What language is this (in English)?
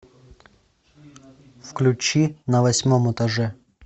Russian